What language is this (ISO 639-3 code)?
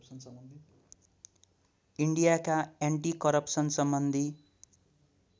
nep